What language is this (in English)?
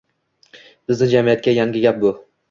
Uzbek